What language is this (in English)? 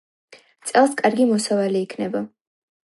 Georgian